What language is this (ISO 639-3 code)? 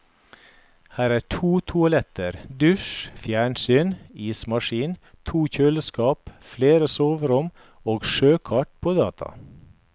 nor